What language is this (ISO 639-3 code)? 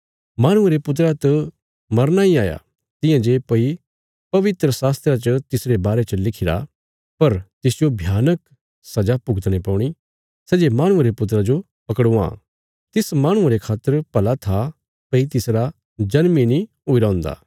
kfs